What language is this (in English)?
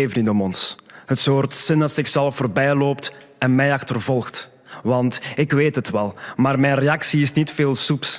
Dutch